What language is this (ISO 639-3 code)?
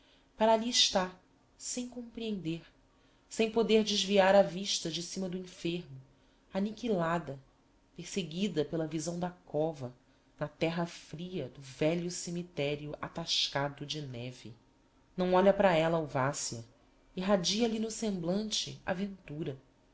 por